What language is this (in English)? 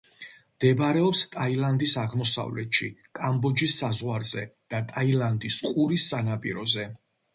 Georgian